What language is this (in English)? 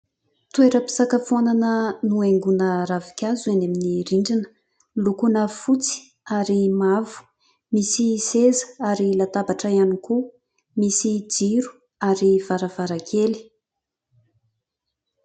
Malagasy